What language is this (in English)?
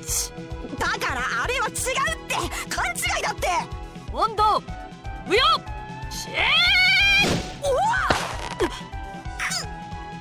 Japanese